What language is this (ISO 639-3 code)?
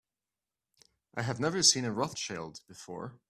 eng